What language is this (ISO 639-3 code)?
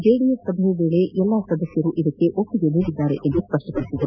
kan